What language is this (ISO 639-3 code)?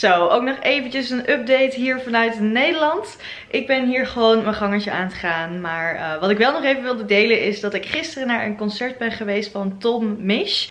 nld